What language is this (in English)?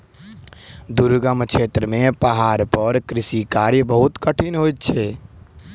Maithili